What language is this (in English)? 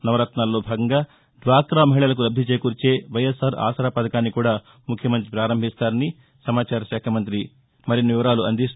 Telugu